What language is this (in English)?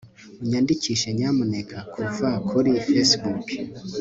Kinyarwanda